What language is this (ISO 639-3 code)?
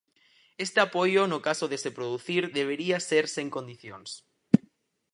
glg